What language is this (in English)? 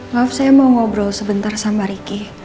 Indonesian